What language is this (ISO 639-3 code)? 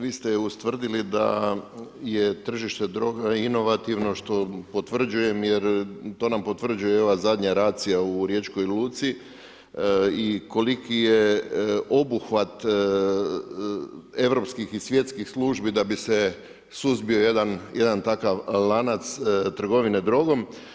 hrv